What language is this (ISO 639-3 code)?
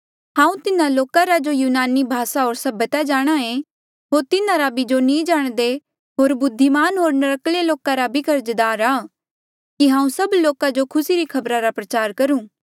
mjl